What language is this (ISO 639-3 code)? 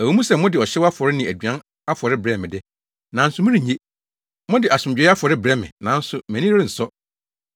aka